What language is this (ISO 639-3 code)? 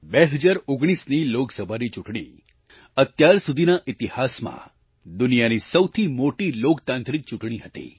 guj